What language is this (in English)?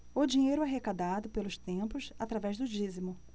Portuguese